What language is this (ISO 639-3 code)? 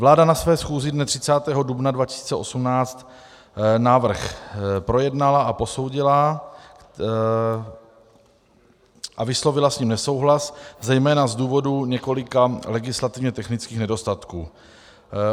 ces